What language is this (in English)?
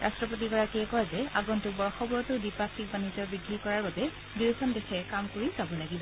Assamese